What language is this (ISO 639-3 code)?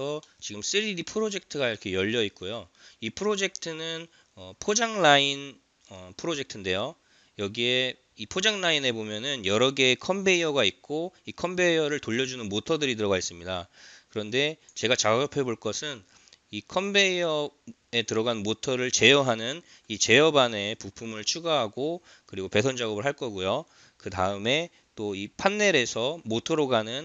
kor